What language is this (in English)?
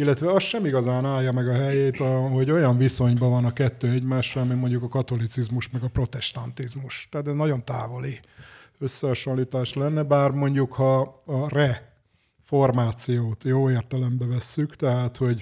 Hungarian